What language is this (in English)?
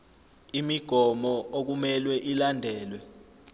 Zulu